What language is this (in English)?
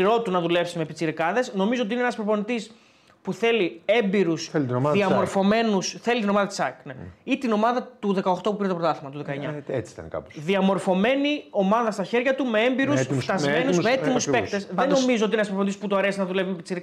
Greek